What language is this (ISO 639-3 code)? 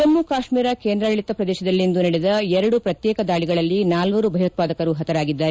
kan